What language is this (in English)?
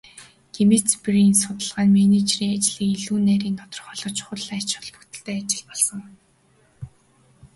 Mongolian